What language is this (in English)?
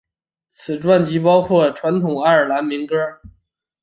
Chinese